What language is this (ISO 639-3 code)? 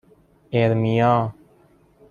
fas